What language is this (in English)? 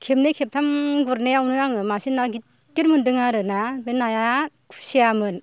Bodo